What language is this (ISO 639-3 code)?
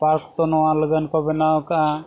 sat